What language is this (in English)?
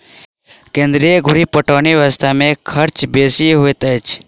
Maithili